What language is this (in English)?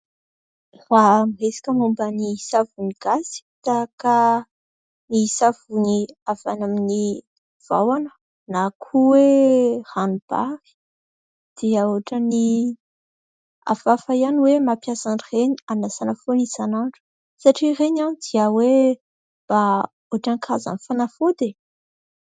Malagasy